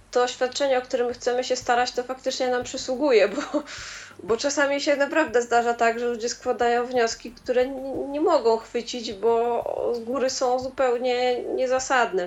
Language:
Polish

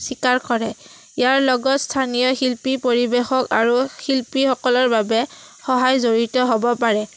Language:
Assamese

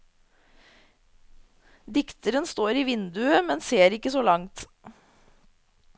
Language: Norwegian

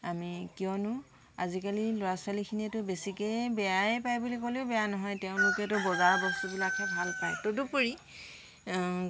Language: Assamese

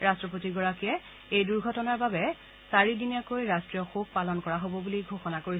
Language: Assamese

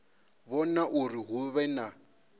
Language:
Venda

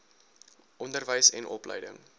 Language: Afrikaans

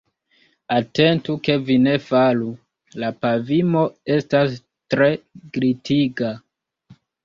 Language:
Esperanto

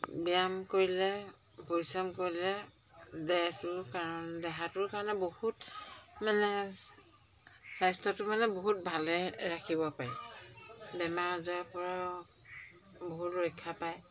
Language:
Assamese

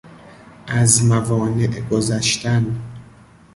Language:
Persian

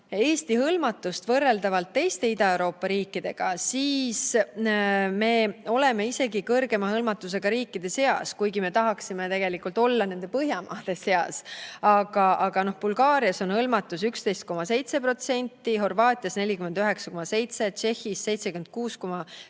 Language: Estonian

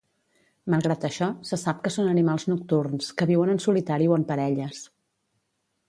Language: Catalan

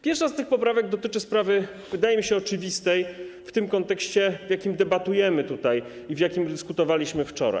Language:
Polish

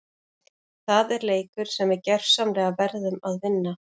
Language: Icelandic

